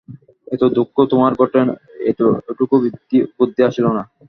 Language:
Bangla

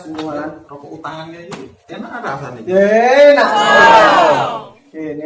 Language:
Indonesian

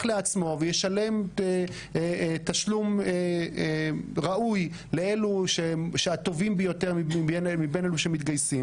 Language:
Hebrew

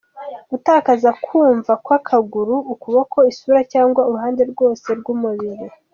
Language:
Kinyarwanda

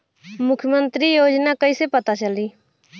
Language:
Bhojpuri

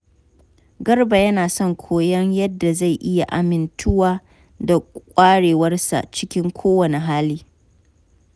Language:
Hausa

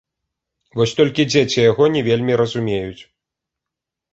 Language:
Belarusian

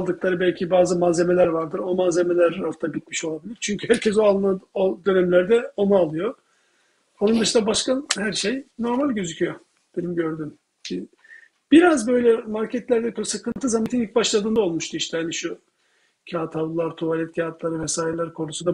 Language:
Turkish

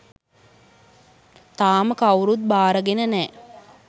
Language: Sinhala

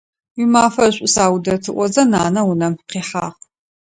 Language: Adyghe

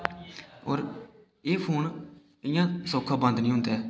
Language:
Dogri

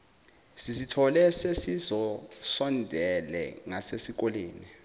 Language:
Zulu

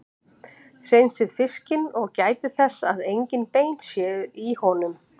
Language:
Icelandic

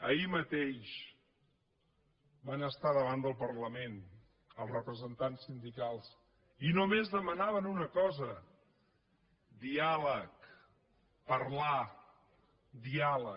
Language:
Catalan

